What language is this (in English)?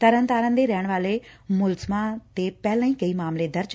Punjabi